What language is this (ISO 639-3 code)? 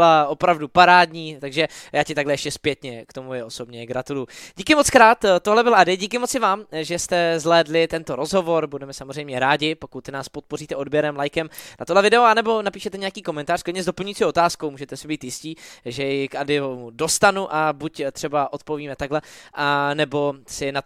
ces